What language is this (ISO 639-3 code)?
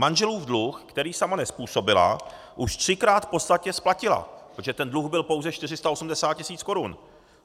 ces